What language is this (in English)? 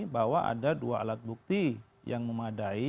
Indonesian